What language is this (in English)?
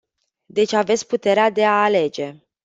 Romanian